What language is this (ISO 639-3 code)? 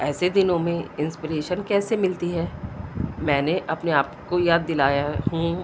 urd